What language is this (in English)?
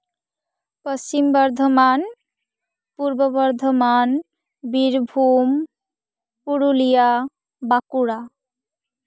Santali